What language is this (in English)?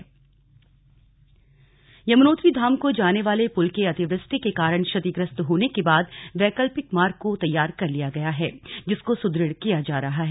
Hindi